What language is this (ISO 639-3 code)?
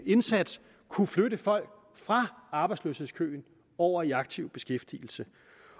dan